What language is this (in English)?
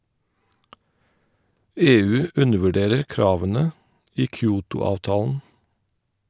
Norwegian